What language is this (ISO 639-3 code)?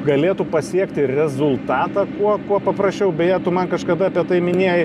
lit